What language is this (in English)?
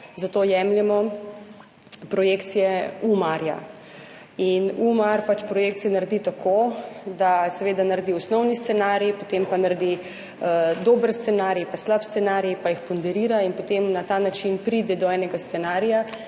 Slovenian